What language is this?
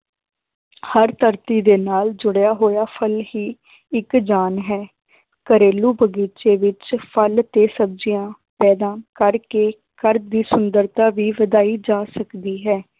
Punjabi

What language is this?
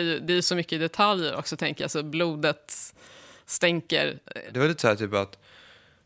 Swedish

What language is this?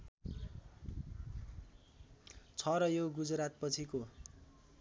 Nepali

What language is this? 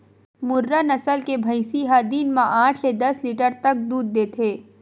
Chhattisgarhi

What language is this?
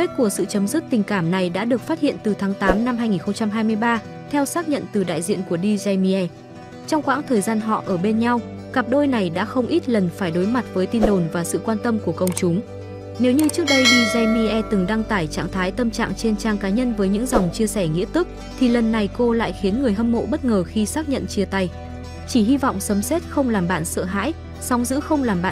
Vietnamese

